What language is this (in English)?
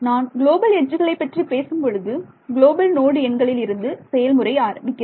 Tamil